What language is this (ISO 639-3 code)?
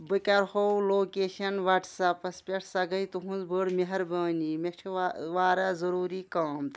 kas